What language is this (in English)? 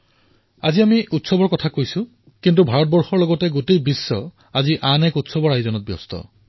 Assamese